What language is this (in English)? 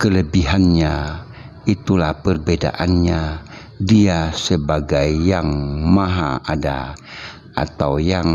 Indonesian